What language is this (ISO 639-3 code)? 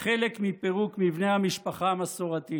heb